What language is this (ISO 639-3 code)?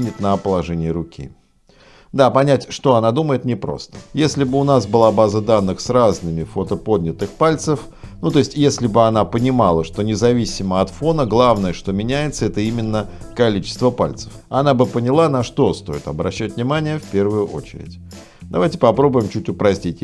rus